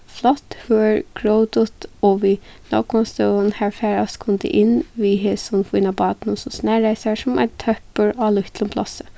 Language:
Faroese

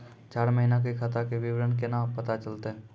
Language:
Maithili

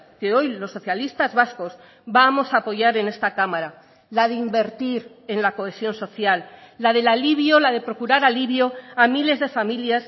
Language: Spanish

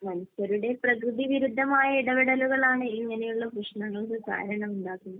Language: Malayalam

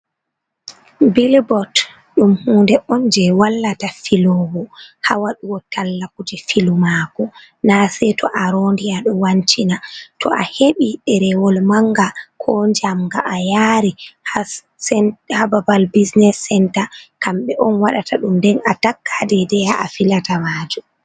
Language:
Fula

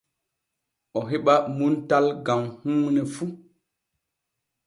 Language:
Borgu Fulfulde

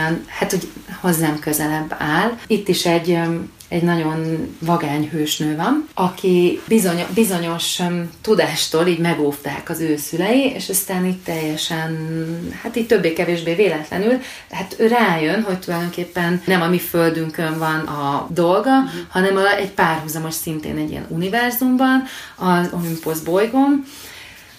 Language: Hungarian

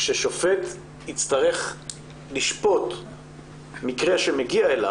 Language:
Hebrew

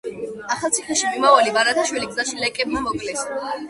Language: Georgian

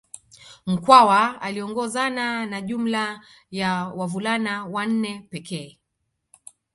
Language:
Swahili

